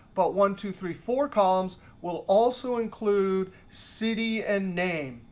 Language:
English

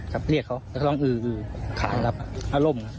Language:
Thai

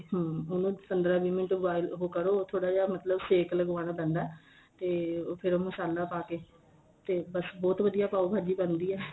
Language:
Punjabi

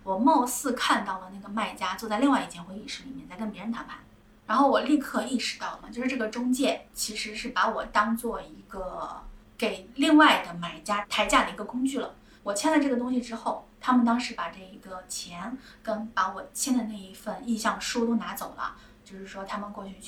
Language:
Chinese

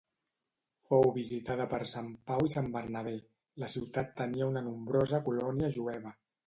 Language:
Catalan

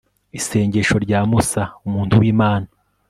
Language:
Kinyarwanda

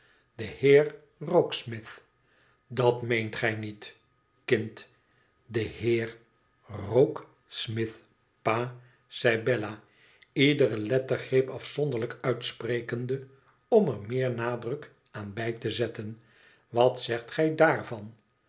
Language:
Dutch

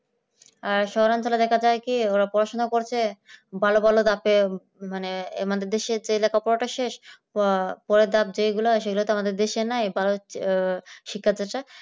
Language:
Bangla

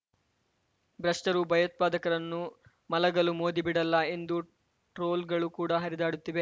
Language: Kannada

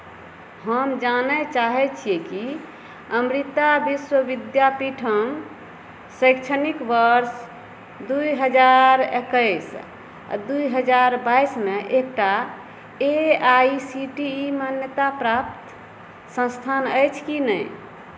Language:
Maithili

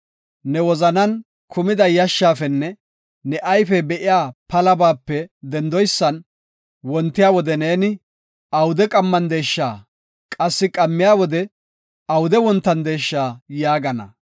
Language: Gofa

